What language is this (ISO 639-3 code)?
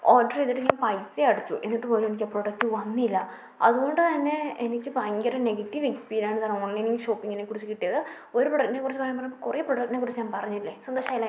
mal